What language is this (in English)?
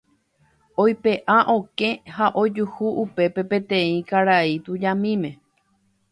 Guarani